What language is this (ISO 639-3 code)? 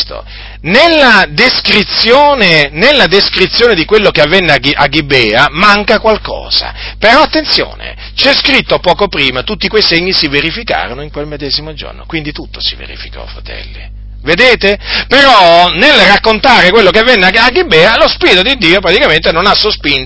ita